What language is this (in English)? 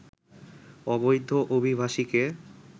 Bangla